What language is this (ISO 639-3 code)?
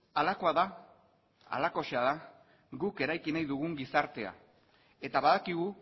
eus